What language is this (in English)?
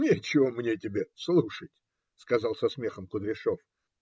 Russian